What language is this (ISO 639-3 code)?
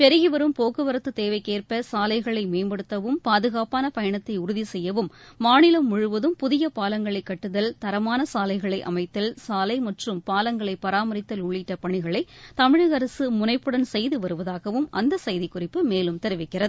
tam